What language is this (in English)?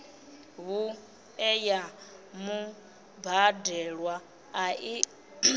Venda